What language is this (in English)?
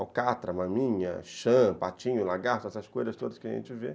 Portuguese